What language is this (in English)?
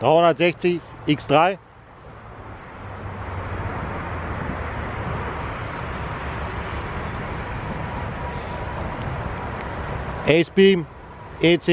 German